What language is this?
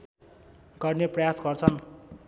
Nepali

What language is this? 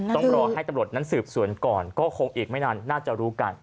Thai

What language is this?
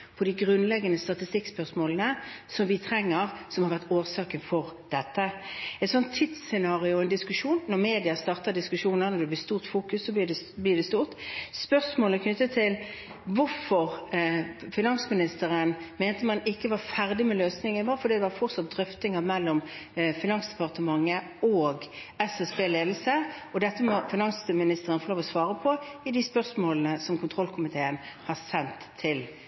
Norwegian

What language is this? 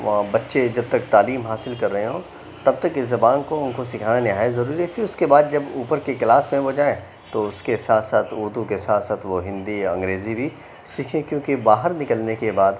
Urdu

